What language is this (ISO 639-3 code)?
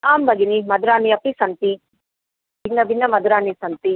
san